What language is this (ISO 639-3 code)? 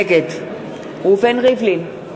heb